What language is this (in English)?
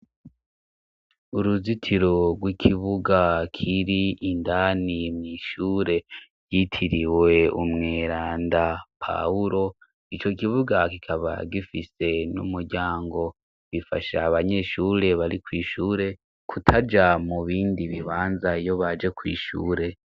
Rundi